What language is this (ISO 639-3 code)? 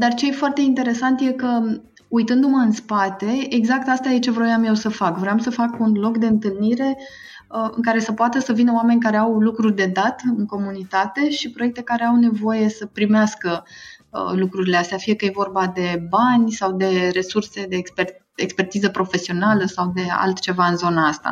ron